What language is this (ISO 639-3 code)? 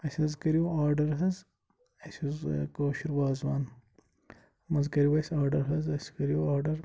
kas